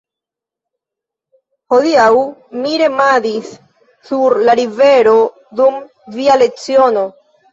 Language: Esperanto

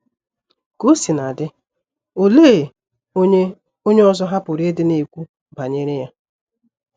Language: Igbo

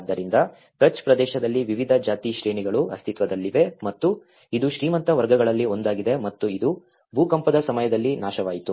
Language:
Kannada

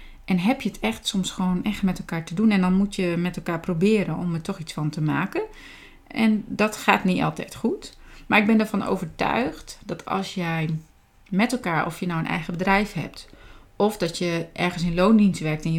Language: Dutch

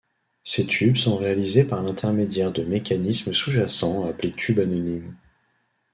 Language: French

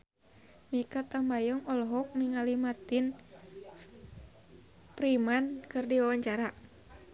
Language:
Sundanese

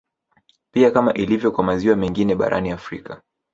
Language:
Swahili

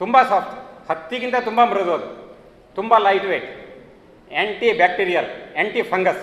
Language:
Kannada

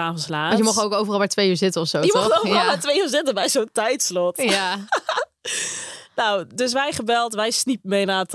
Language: Dutch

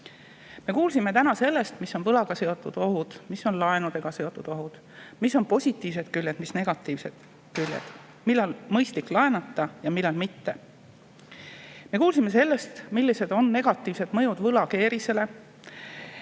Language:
Estonian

